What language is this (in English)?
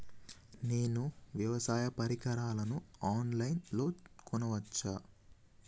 Telugu